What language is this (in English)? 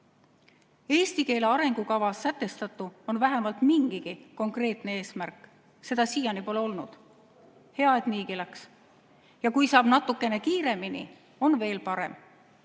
Estonian